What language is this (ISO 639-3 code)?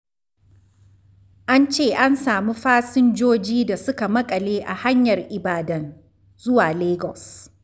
hau